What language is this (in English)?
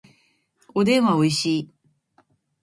Japanese